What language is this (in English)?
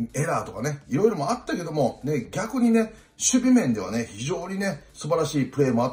Japanese